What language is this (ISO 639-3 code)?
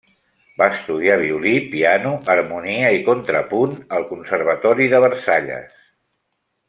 cat